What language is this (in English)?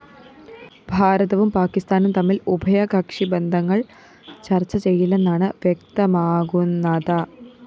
Malayalam